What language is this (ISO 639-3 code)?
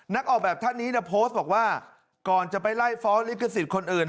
tha